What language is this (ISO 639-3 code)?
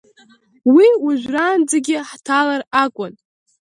abk